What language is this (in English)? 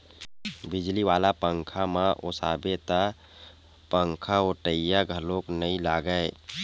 Chhattisgarhi